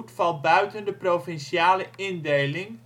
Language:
Dutch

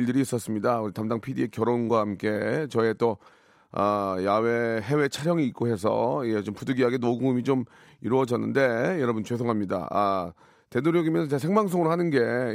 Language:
Korean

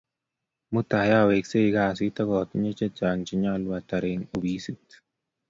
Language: Kalenjin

